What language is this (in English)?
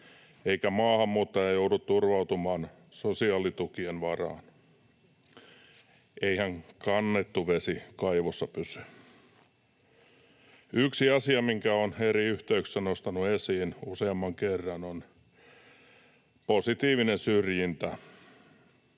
Finnish